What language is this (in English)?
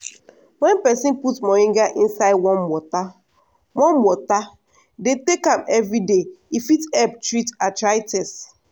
Nigerian Pidgin